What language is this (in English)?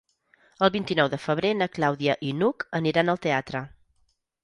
Catalan